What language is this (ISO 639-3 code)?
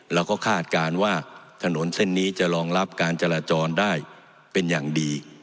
tha